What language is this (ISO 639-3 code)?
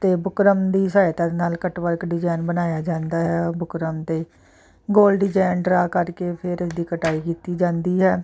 pan